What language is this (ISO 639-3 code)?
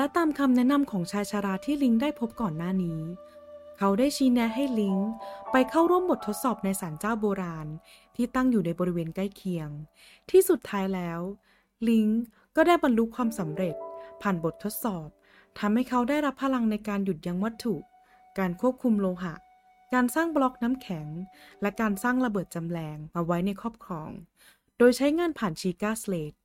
tha